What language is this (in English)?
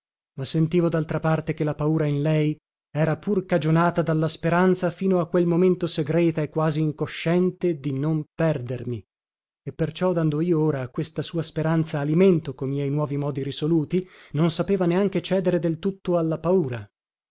Italian